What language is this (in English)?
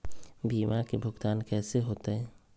Magahi